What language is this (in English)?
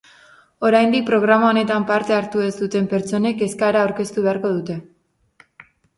Basque